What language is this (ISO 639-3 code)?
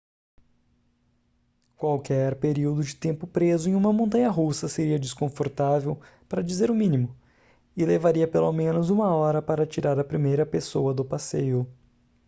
por